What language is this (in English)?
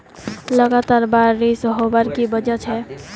Magahi